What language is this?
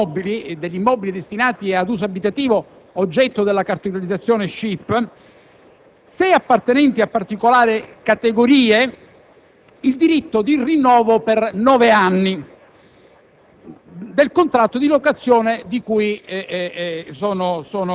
Italian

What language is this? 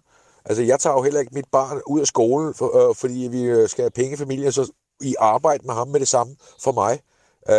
Danish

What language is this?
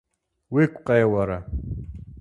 Kabardian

